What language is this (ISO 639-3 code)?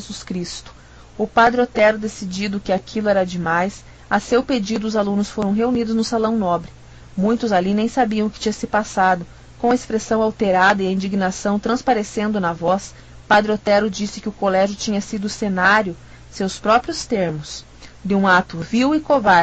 por